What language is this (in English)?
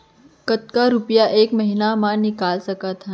Chhattisgarhi